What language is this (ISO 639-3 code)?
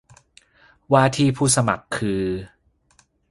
tha